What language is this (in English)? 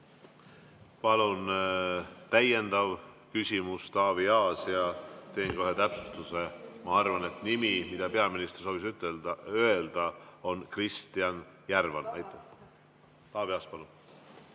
Estonian